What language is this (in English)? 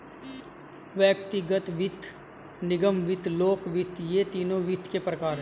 Hindi